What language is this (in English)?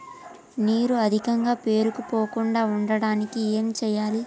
Telugu